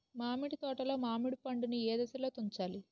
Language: Telugu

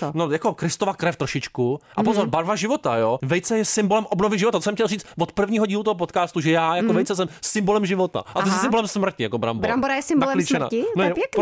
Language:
Czech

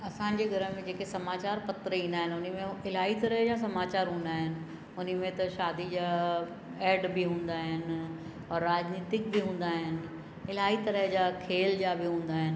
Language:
Sindhi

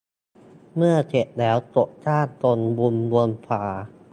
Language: Thai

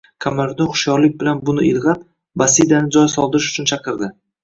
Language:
Uzbek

